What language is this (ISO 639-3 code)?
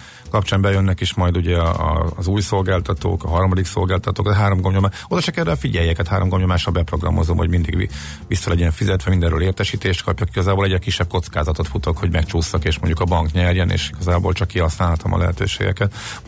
hun